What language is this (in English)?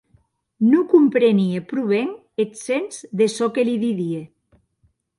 Occitan